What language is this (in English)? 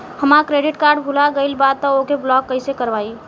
Bhojpuri